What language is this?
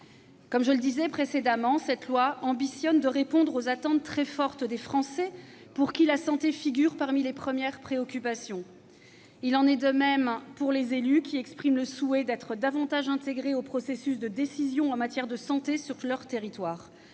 French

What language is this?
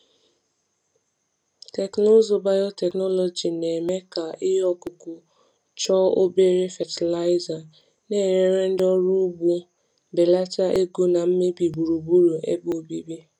Igbo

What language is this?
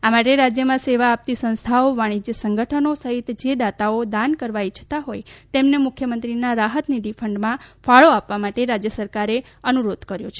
Gujarati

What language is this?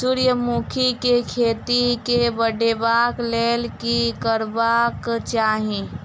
Maithili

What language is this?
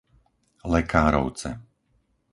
Slovak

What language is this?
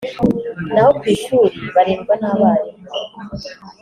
Kinyarwanda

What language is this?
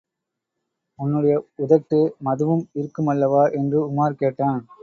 Tamil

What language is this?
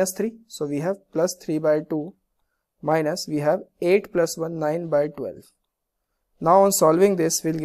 English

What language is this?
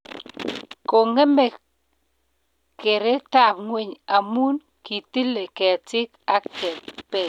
Kalenjin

